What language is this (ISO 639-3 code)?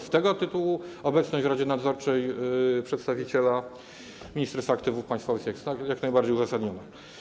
pol